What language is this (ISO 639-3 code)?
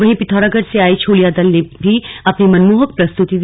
hin